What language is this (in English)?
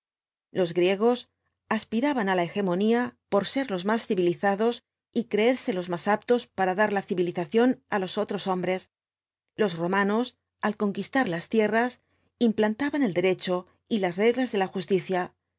Spanish